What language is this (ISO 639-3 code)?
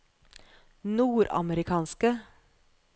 nor